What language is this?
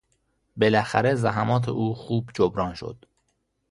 Persian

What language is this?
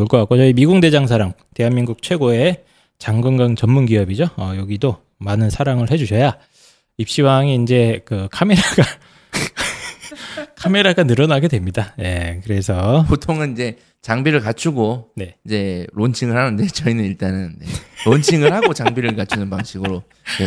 Korean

